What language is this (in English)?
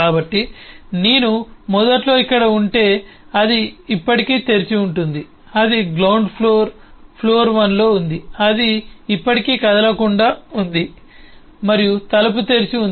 Telugu